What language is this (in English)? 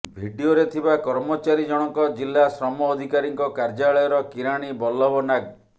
Odia